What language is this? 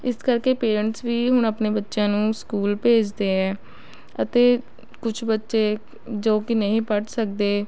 Punjabi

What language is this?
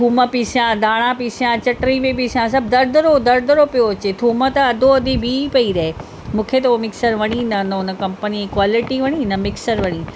Sindhi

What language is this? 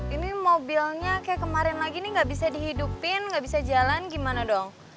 Indonesian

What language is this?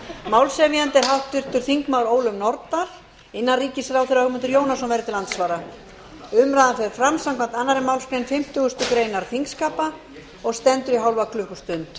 Icelandic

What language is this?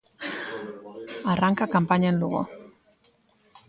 Galician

